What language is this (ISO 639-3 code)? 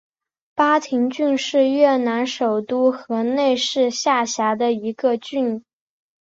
zho